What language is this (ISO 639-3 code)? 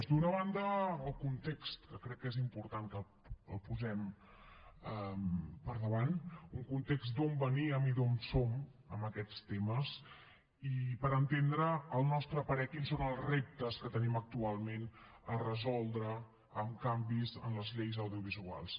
cat